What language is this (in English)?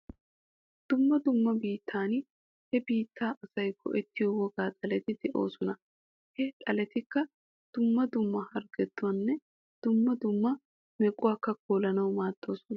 Wolaytta